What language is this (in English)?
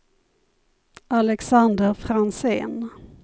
Swedish